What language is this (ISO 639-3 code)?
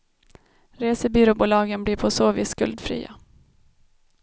swe